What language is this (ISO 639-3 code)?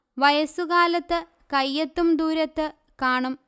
mal